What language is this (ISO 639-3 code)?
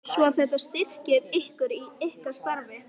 isl